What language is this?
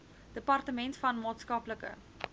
Afrikaans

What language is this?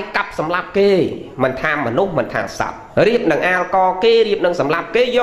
Vietnamese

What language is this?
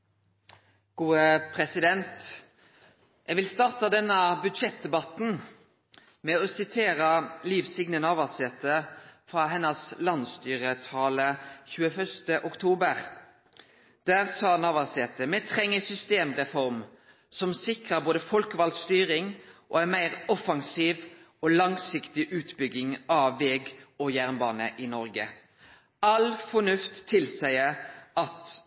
Norwegian Nynorsk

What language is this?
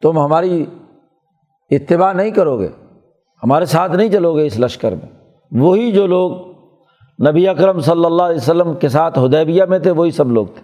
Urdu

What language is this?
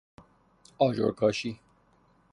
Persian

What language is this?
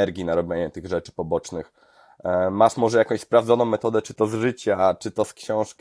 Polish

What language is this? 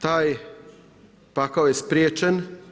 Croatian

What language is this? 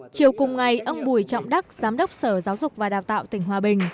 Vietnamese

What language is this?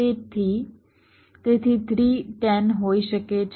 Gujarati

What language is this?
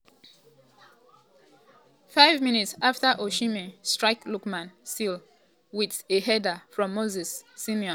Nigerian Pidgin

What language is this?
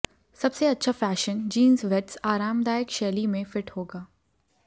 Hindi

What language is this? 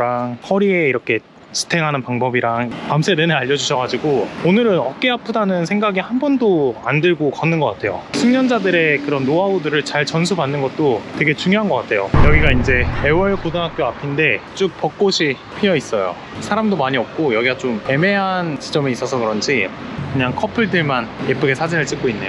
Korean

